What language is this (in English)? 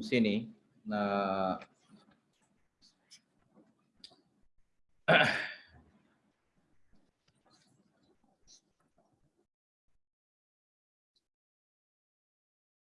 Malay